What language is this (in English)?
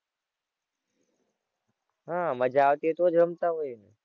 Gujarati